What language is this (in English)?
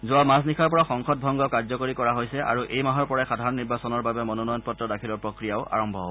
Assamese